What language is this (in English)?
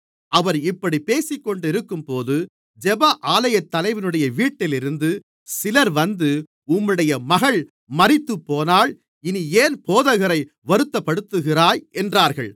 Tamil